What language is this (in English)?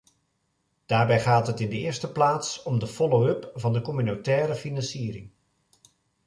Dutch